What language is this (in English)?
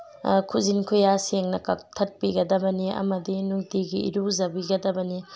Manipuri